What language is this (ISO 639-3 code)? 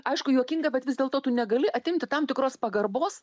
lit